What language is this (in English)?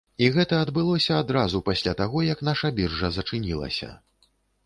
Belarusian